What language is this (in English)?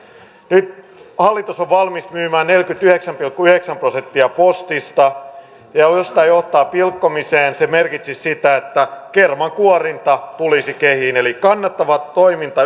Finnish